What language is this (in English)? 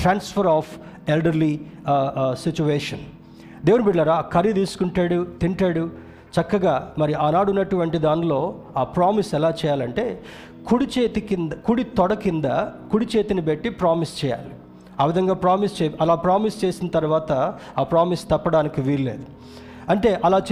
Telugu